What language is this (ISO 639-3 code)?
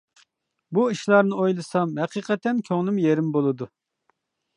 uig